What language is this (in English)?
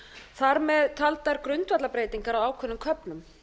Icelandic